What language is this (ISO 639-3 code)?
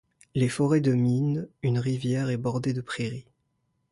fra